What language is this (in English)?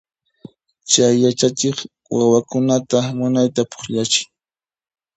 Puno Quechua